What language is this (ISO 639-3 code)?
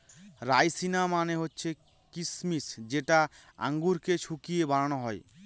ben